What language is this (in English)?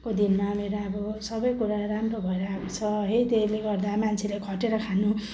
Nepali